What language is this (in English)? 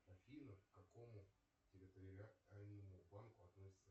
Russian